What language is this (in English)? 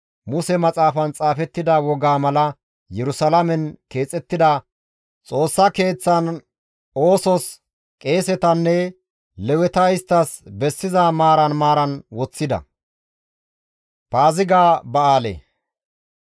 Gamo